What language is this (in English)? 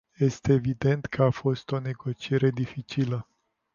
Romanian